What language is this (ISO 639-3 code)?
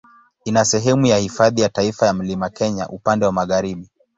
swa